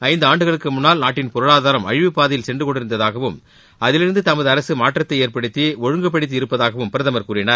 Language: Tamil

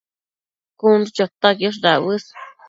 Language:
Matsés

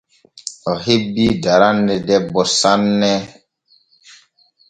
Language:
Borgu Fulfulde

